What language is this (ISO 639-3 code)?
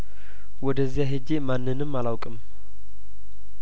amh